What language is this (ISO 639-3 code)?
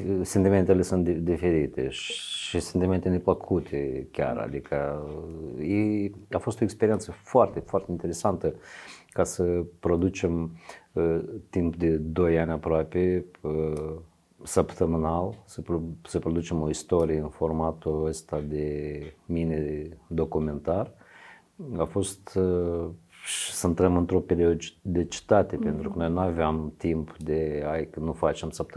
ron